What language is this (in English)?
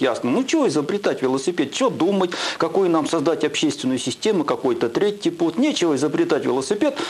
Russian